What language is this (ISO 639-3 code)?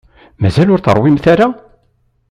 kab